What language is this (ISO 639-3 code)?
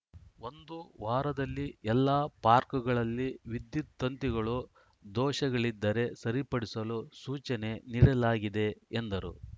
kan